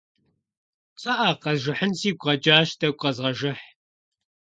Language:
Kabardian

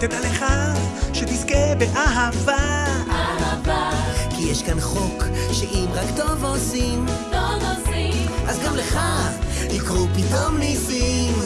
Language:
Hebrew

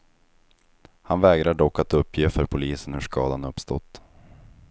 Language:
Swedish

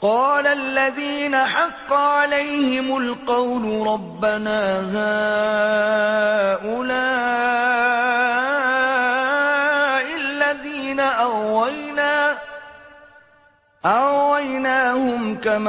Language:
Urdu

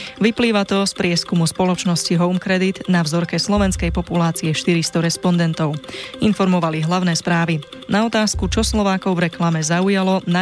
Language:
Slovak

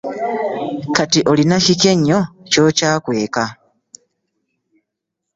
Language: Ganda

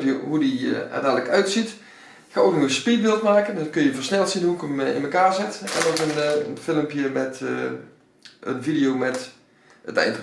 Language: Dutch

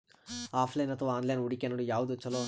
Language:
Kannada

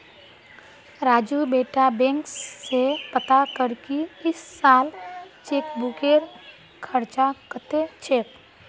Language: Magahi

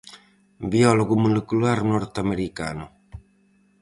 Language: Galician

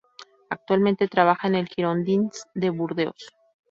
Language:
Spanish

